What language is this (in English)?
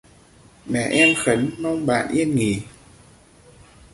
Vietnamese